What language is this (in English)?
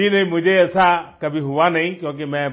Hindi